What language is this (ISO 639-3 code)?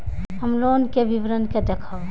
mai